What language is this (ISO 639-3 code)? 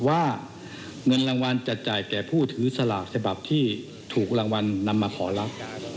tha